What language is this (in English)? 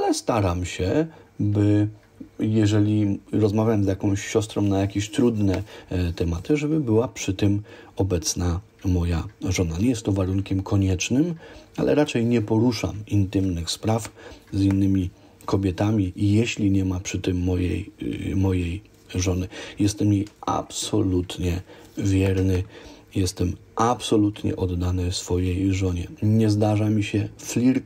Polish